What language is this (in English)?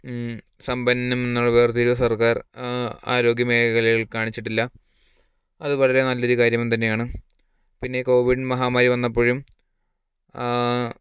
Malayalam